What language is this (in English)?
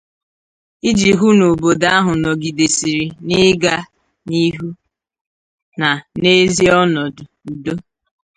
Igbo